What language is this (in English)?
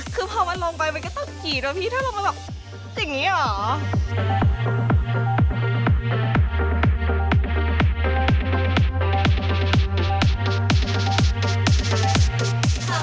Thai